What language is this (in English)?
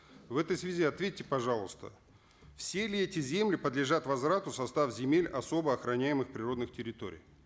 Kazakh